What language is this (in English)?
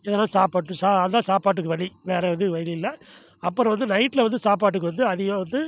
Tamil